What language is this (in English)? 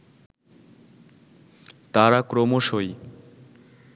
Bangla